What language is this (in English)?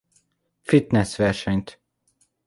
Hungarian